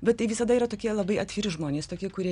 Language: Lithuanian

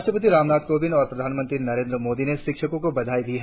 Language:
Hindi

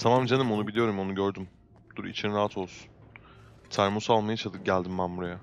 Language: Turkish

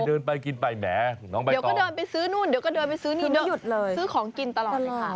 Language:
Thai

